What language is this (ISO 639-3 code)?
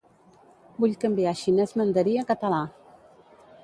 cat